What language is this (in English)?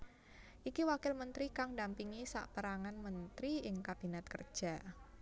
Javanese